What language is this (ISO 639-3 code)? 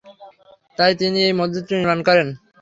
ben